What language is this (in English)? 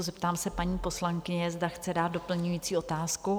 Czech